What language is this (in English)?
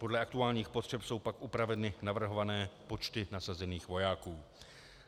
Czech